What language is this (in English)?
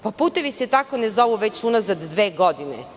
Serbian